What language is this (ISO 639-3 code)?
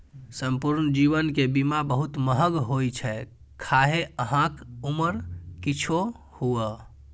mai